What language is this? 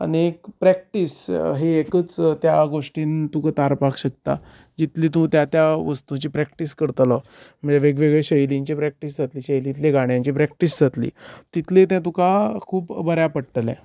Konkani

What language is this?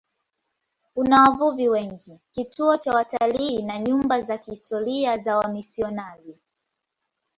Swahili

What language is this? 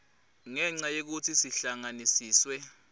Swati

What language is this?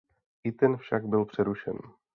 Czech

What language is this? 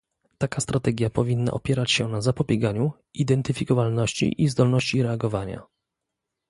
Polish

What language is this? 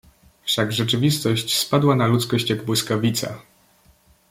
Polish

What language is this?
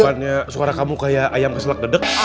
Indonesian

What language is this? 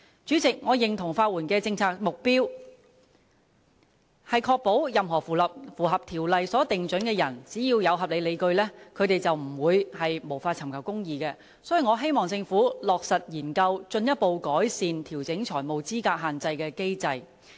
Cantonese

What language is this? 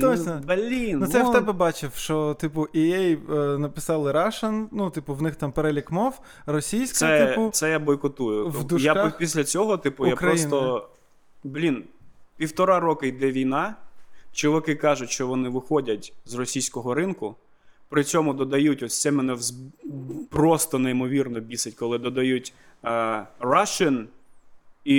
Ukrainian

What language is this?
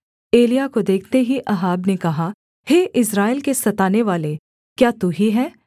Hindi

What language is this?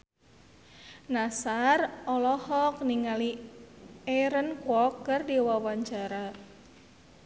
Sundanese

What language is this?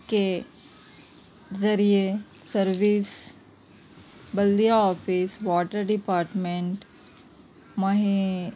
Urdu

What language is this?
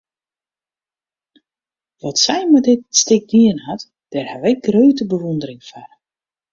Western Frisian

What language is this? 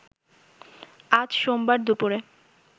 Bangla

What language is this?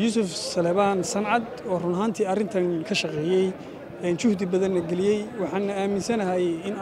Arabic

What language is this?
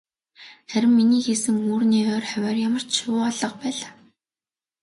Mongolian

